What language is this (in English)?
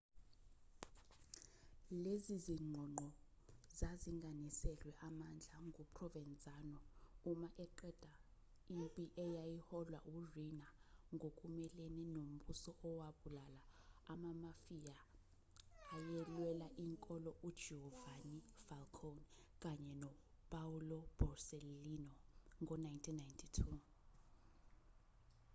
Zulu